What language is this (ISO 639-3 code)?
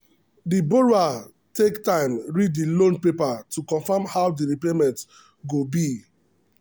pcm